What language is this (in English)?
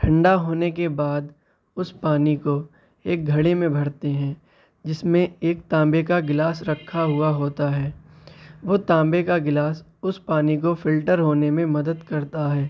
Urdu